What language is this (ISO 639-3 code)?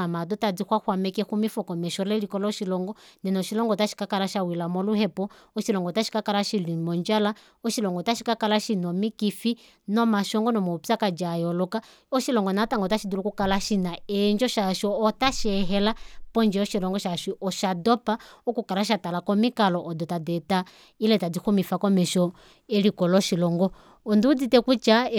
kua